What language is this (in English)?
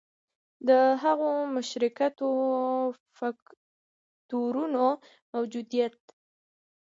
Pashto